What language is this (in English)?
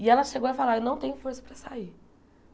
Portuguese